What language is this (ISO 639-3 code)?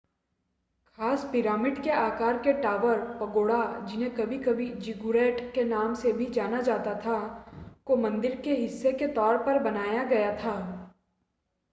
hin